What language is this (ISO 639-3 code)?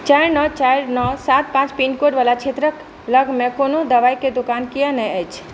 mai